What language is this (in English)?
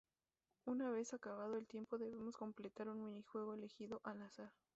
Spanish